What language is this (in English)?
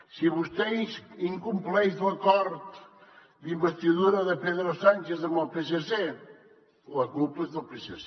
Catalan